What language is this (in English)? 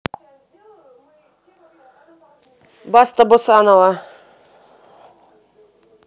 Russian